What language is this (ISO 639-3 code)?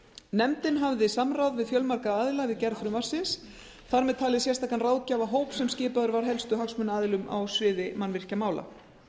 isl